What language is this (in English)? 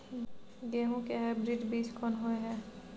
Maithili